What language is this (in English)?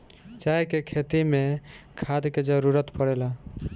Bhojpuri